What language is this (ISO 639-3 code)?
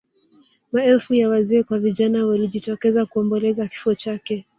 swa